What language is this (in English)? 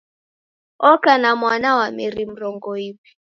Taita